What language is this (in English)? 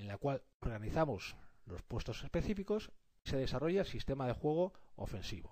Spanish